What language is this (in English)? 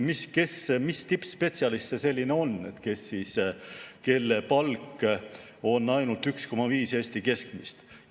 Estonian